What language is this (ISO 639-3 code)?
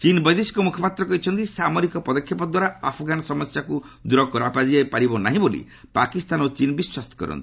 ori